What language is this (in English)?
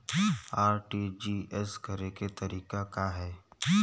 Bhojpuri